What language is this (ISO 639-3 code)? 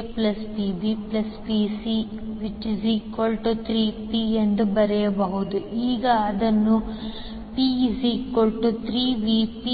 kan